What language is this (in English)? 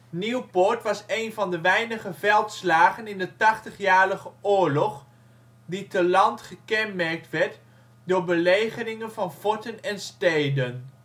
Dutch